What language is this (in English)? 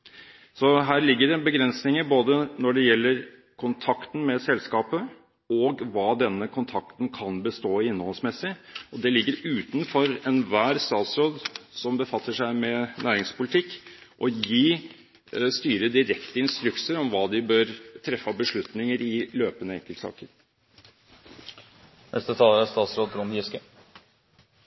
Norwegian Bokmål